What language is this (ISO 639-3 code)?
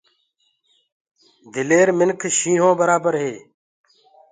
ggg